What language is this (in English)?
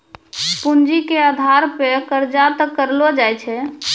Maithili